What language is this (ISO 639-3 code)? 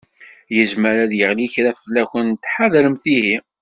kab